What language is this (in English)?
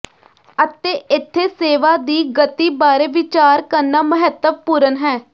Punjabi